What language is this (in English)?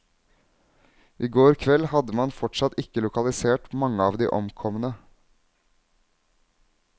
Norwegian